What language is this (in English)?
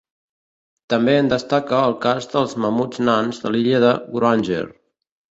Catalan